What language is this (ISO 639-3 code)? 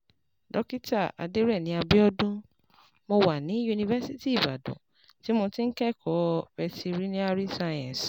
yor